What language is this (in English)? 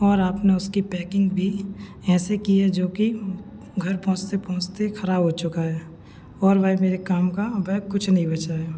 Hindi